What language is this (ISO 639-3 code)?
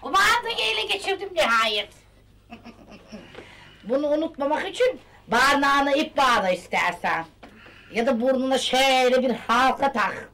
tur